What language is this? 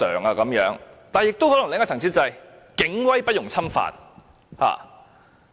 Cantonese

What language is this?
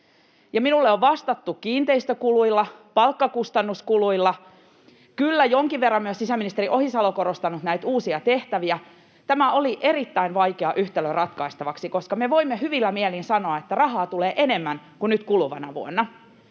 Finnish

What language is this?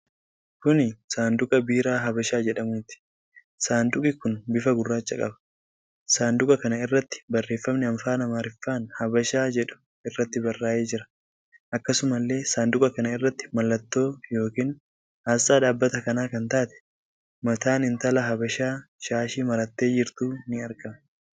Oromo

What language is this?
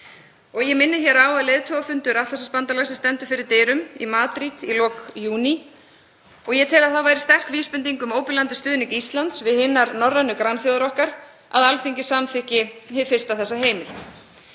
Icelandic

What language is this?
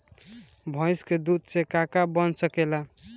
Bhojpuri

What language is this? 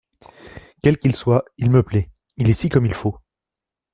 French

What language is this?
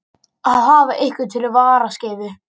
Icelandic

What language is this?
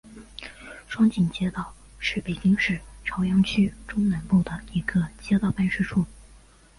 Chinese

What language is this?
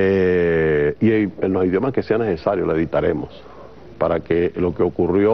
Spanish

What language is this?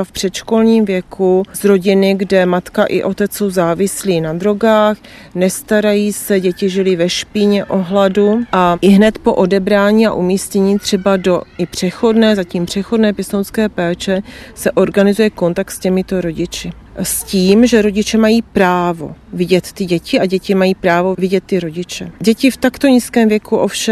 Czech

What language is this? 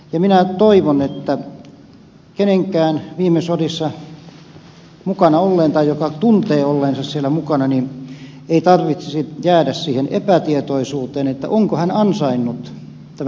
Finnish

